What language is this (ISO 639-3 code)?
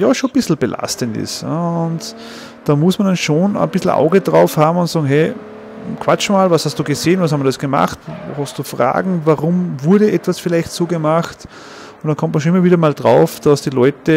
deu